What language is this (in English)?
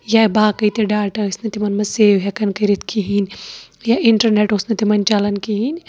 Kashmiri